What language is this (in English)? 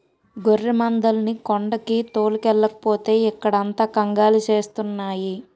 Telugu